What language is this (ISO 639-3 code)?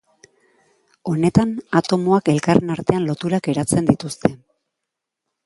eus